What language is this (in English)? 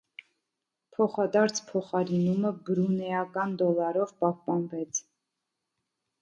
Armenian